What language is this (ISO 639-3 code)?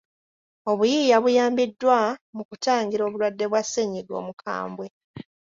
lug